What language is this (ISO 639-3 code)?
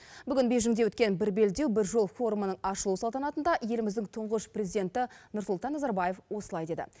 kaz